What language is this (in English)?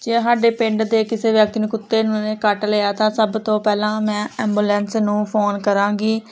Punjabi